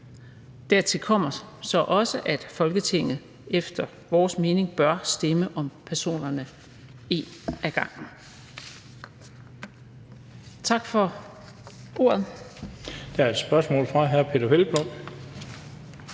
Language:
Danish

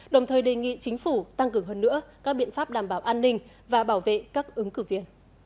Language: Vietnamese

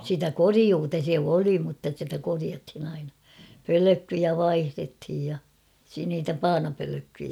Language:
Finnish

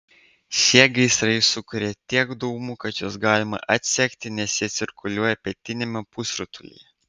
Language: Lithuanian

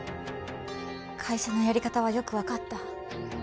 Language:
Japanese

